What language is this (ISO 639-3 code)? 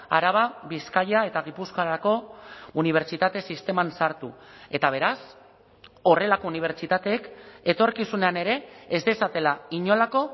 eus